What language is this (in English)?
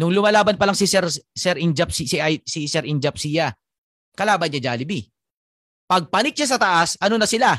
Filipino